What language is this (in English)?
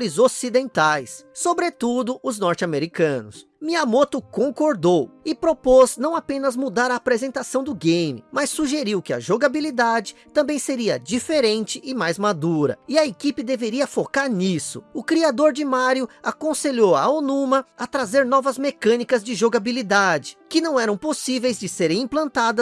Portuguese